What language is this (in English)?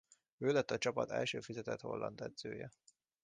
Hungarian